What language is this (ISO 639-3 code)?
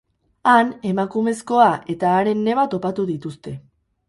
eus